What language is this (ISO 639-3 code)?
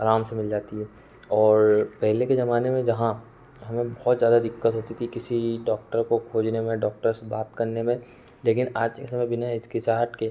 hin